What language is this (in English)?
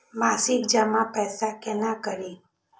Maithili